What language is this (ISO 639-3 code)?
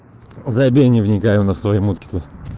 rus